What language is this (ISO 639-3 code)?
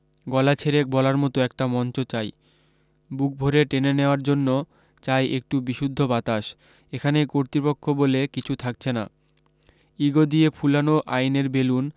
ben